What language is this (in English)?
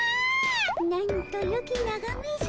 Japanese